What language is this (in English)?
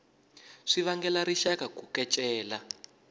Tsonga